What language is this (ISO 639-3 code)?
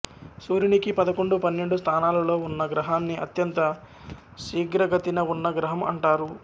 tel